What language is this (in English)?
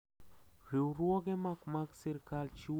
Luo (Kenya and Tanzania)